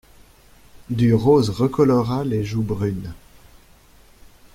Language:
French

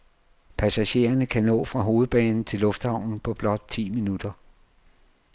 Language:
Danish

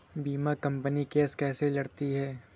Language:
Hindi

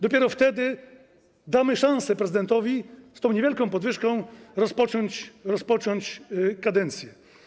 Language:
Polish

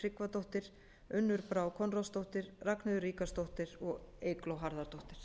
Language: Icelandic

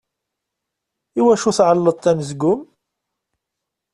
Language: Kabyle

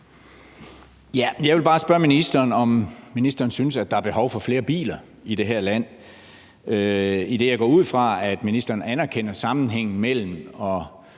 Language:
Danish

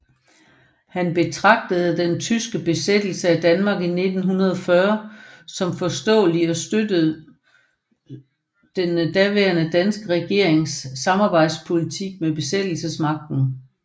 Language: Danish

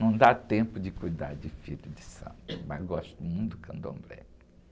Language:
Portuguese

